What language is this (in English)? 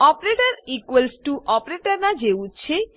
Gujarati